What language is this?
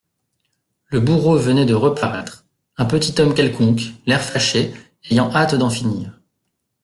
French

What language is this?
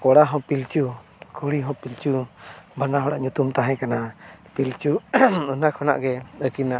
Santali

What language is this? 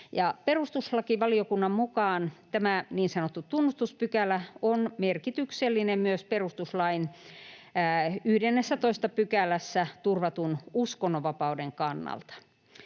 Finnish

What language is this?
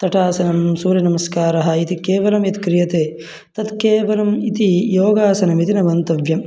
Sanskrit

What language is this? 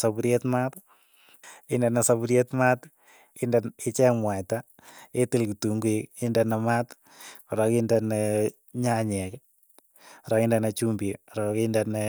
Keiyo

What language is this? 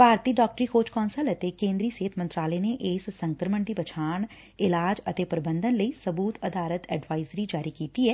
Punjabi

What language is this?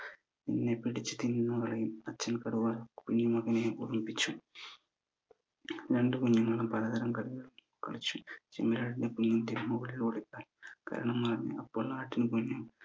Malayalam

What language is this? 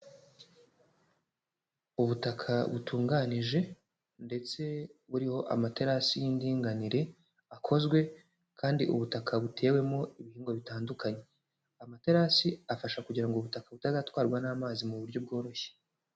Kinyarwanda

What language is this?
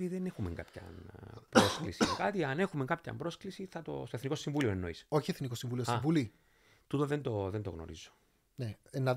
Greek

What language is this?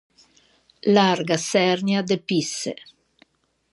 Ligurian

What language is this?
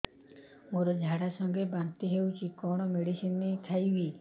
Odia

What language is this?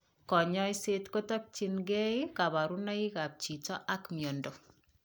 Kalenjin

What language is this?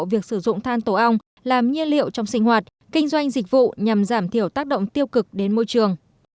Vietnamese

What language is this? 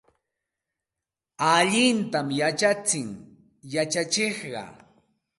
Santa Ana de Tusi Pasco Quechua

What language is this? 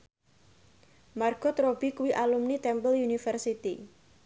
Javanese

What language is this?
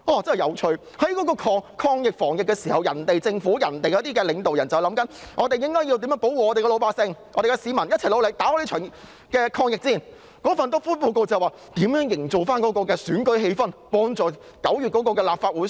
Cantonese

